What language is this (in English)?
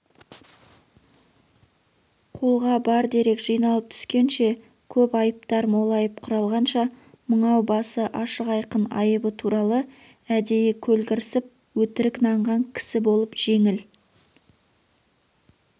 Kazakh